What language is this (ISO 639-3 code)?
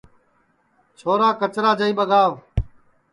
ssi